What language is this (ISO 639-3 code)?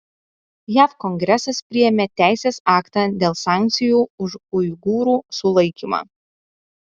lit